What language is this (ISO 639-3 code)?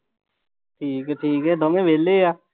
pan